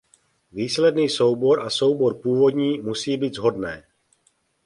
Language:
Czech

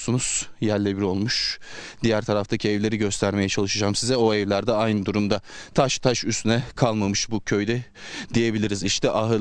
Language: Turkish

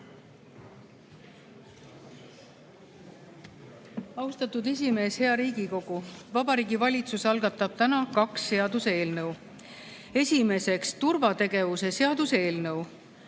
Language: Estonian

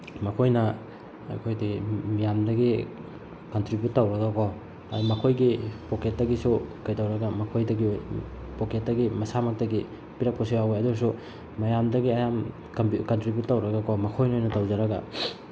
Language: Manipuri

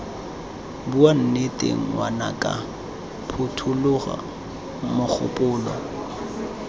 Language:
Tswana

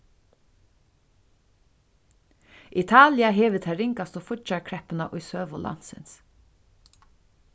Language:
Faroese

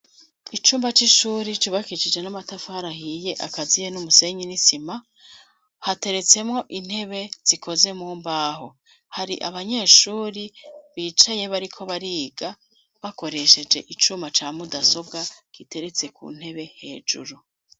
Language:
Rundi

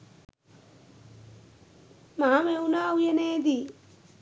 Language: Sinhala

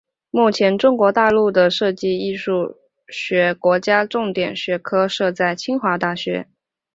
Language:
Chinese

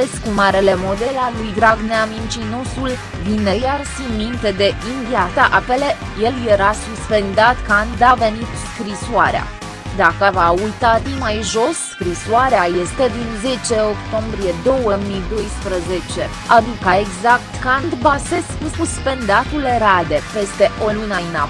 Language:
Romanian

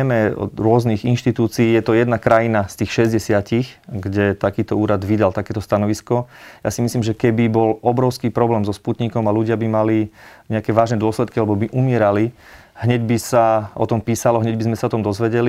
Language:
Slovak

